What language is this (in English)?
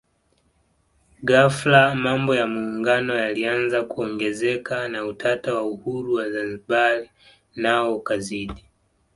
Swahili